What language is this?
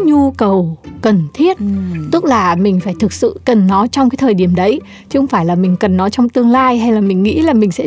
Vietnamese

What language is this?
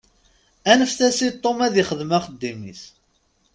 Kabyle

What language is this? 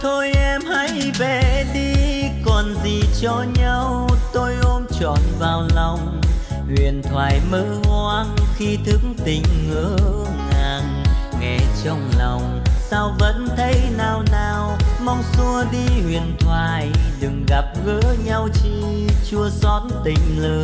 Vietnamese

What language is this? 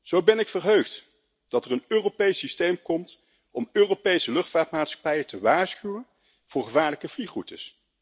Dutch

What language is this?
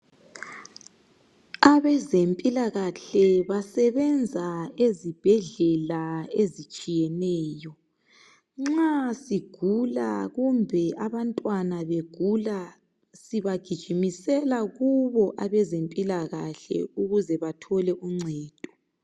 North Ndebele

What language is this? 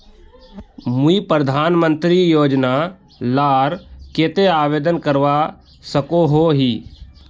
Magahi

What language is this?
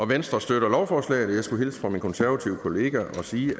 Danish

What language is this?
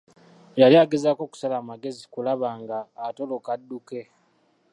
Ganda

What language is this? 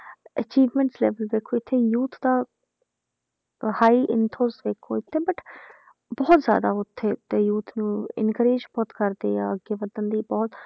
Punjabi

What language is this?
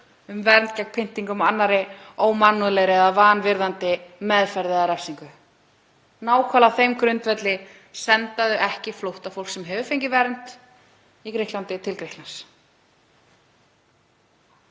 Icelandic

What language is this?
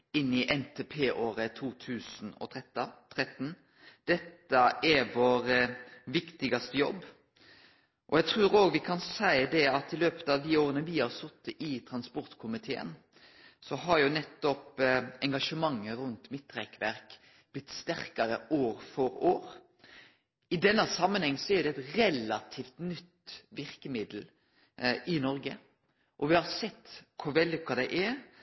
Norwegian Nynorsk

